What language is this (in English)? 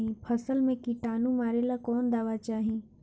Bhojpuri